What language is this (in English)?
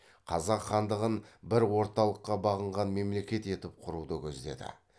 Kazakh